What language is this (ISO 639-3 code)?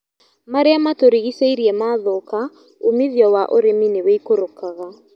kik